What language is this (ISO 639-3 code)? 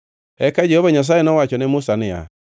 luo